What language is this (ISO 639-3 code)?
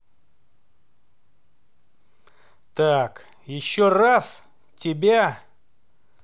rus